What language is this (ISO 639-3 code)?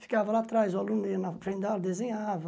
por